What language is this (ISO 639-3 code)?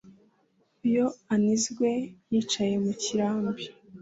kin